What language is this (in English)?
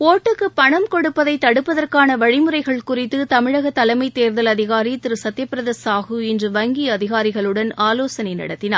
Tamil